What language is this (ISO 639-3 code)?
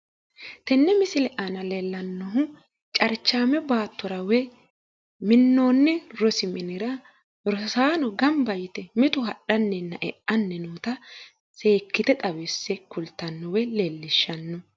sid